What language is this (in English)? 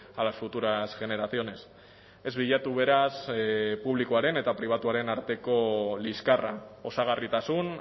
Basque